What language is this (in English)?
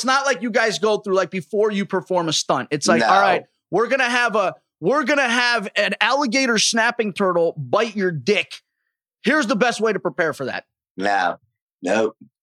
English